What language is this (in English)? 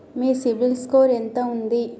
Telugu